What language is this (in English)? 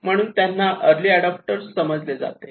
Marathi